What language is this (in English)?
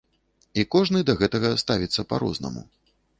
Belarusian